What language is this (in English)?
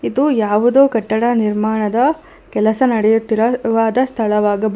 Kannada